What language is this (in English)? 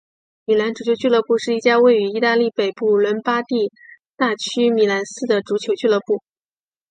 Chinese